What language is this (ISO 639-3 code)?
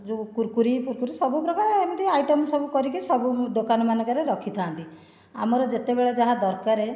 ori